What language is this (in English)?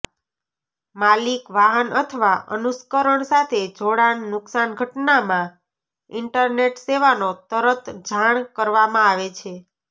Gujarati